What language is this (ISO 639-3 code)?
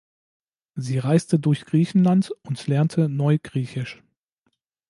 deu